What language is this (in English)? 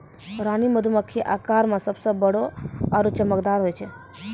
Maithili